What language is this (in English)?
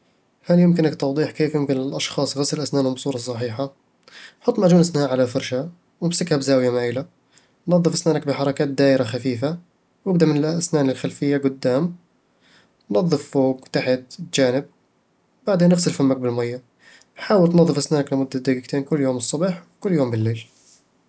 Eastern Egyptian Bedawi Arabic